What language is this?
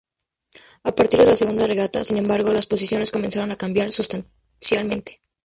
Spanish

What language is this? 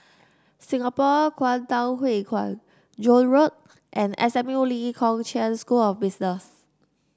English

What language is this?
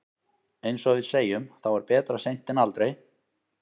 Icelandic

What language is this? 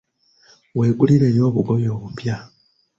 Ganda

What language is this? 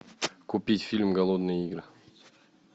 Russian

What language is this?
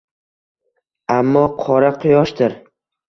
Uzbek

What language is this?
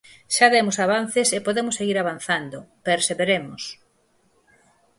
Galician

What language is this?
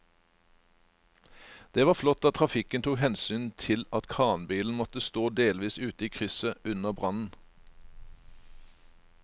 Norwegian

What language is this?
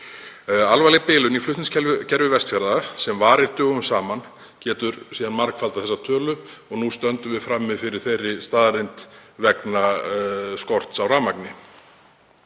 Icelandic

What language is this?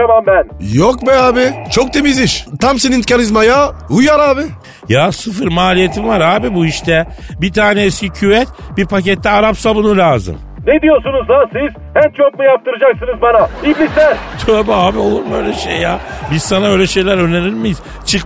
Turkish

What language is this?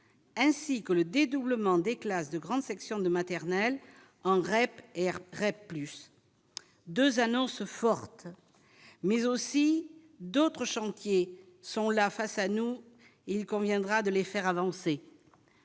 French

